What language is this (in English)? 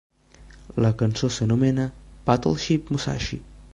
Catalan